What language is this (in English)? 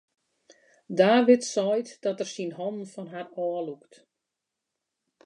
Western Frisian